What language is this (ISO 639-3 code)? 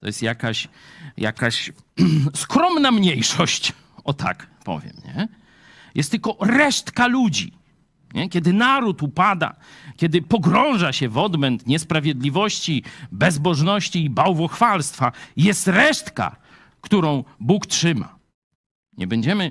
pol